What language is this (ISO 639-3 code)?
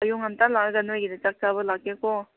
mni